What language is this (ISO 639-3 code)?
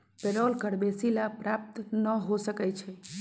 mag